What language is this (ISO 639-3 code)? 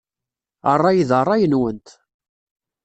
kab